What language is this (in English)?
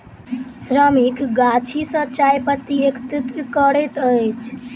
Maithili